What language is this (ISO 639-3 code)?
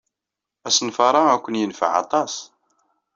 kab